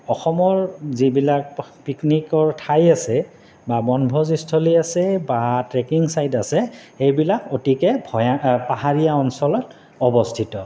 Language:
Assamese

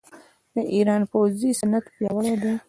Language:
Pashto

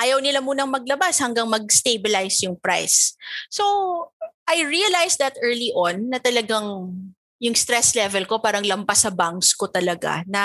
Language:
Filipino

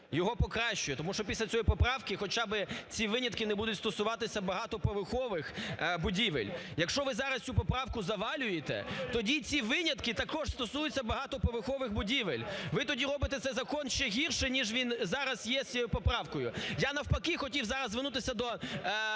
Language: Ukrainian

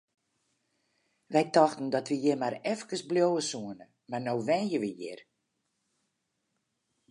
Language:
Western Frisian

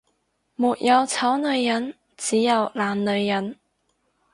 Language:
Cantonese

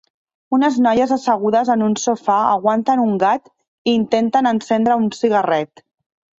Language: Catalan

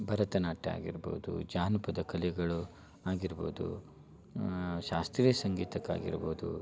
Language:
Kannada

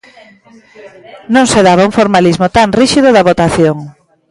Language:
Galician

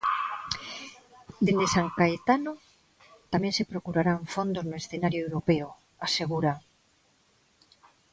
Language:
Galician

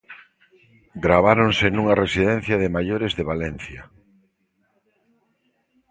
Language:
Galician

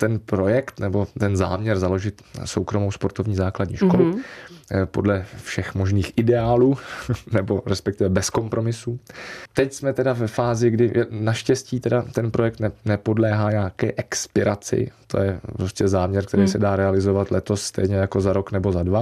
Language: Czech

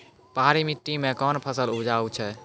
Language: Maithili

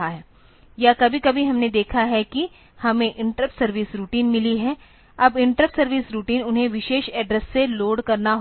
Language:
Hindi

